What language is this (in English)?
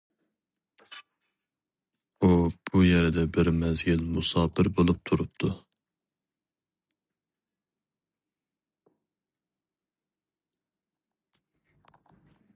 Uyghur